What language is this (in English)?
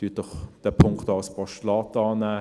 Swiss German